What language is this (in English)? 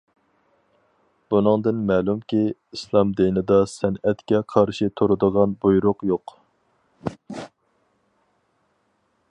Uyghur